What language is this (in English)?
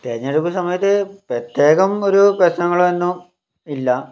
Malayalam